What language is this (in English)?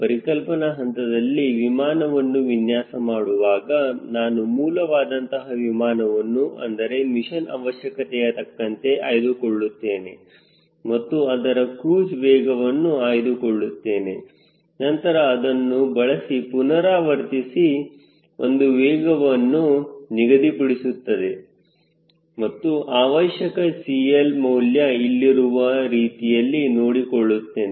Kannada